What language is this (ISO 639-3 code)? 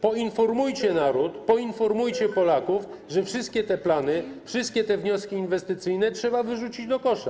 pol